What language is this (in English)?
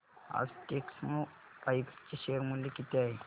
Marathi